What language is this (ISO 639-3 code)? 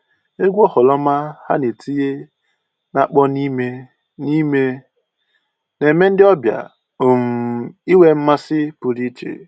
ibo